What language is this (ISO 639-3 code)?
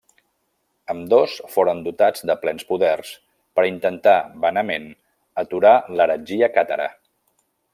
cat